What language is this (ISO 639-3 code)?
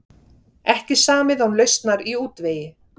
isl